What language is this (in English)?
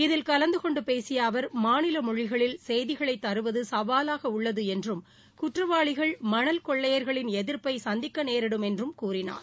Tamil